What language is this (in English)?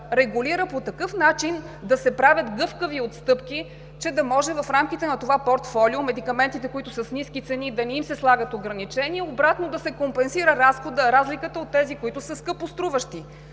Bulgarian